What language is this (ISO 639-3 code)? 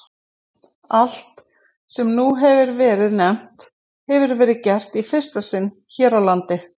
isl